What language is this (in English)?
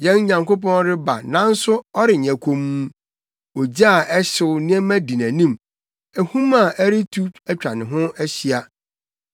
Akan